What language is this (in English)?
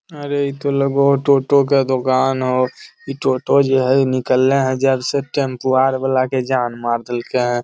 Magahi